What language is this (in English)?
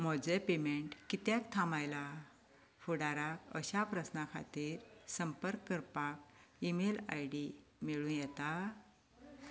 Konkani